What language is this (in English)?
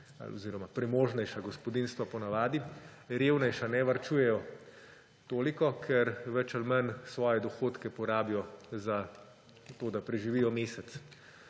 Slovenian